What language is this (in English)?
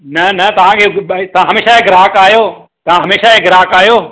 Sindhi